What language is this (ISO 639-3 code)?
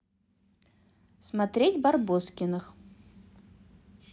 rus